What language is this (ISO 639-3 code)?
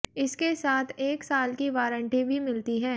hin